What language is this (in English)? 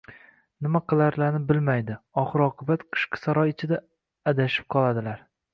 Uzbek